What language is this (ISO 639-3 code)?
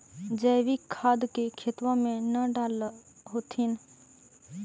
mag